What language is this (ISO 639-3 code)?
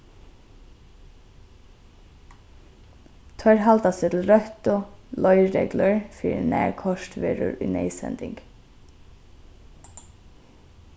fao